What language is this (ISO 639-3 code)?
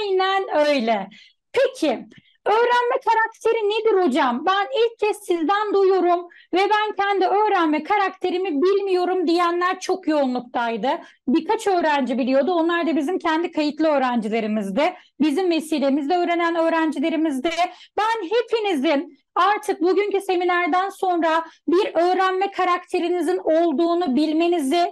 tur